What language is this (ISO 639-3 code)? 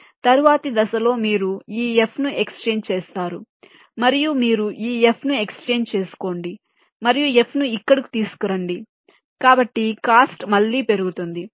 tel